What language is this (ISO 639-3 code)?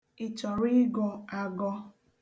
ibo